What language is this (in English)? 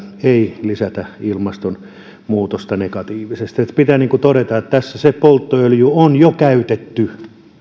Finnish